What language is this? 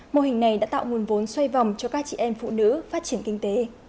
Vietnamese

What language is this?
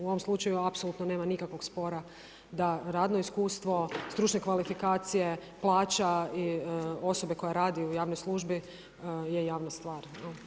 Croatian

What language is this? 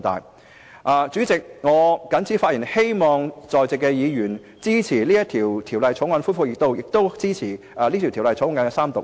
Cantonese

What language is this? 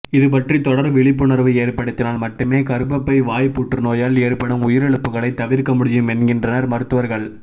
Tamil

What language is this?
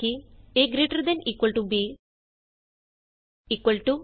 Punjabi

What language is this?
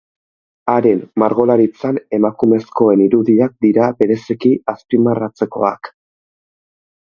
Basque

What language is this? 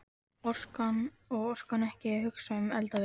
Icelandic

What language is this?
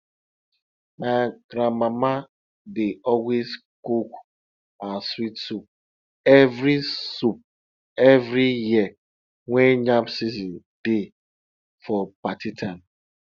Nigerian Pidgin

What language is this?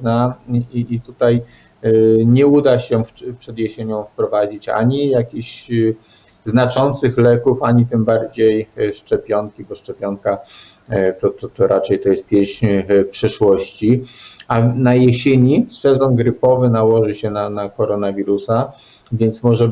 Polish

